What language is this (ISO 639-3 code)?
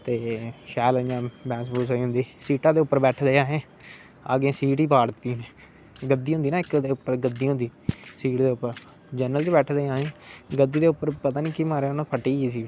doi